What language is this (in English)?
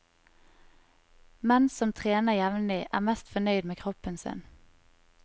Norwegian